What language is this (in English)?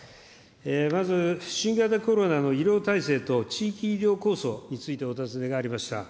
Japanese